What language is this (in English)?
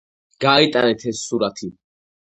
Georgian